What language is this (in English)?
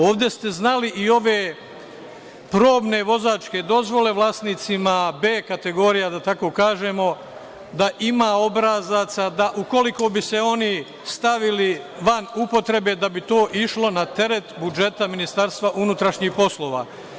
Serbian